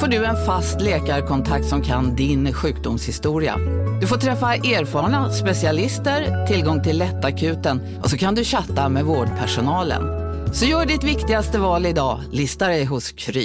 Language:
Swedish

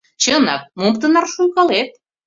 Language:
Mari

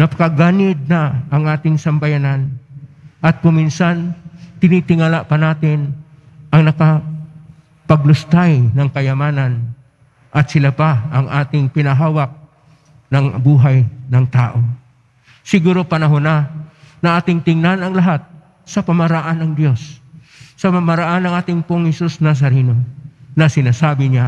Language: Filipino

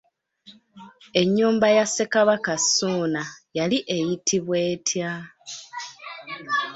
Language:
Ganda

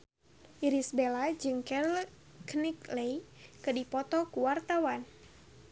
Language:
Sundanese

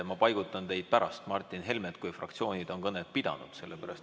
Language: Estonian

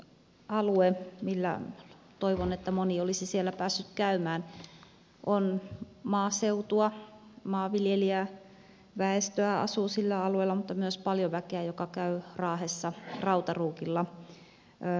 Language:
Finnish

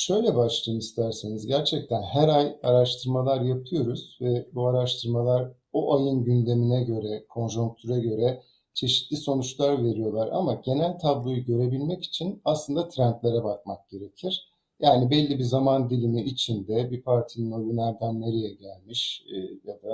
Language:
Turkish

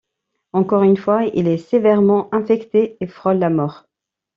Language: French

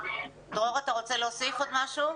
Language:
Hebrew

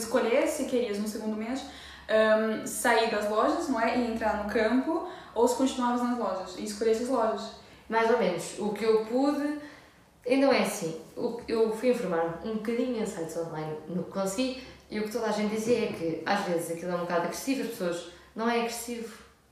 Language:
Portuguese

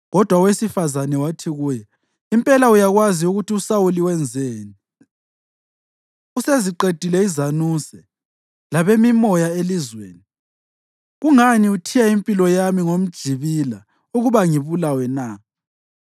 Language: North Ndebele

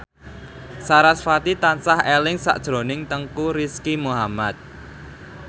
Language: Javanese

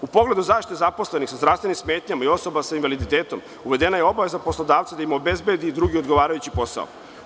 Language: Serbian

